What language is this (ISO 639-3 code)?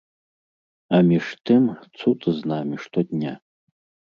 bel